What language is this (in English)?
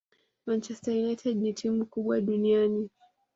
Swahili